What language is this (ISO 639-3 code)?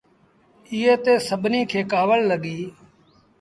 sbn